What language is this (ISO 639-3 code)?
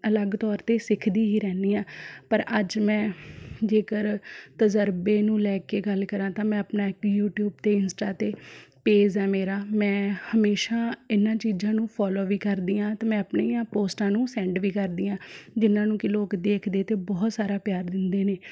pan